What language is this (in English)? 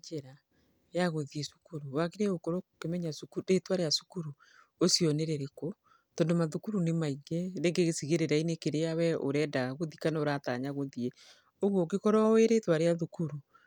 Kikuyu